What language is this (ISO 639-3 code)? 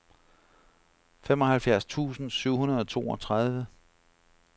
dan